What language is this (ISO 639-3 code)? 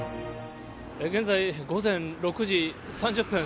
jpn